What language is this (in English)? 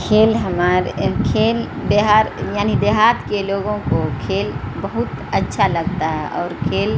Urdu